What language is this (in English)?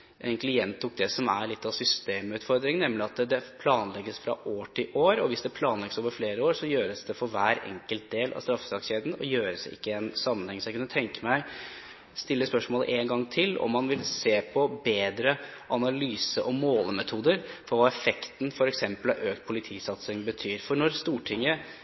Norwegian Bokmål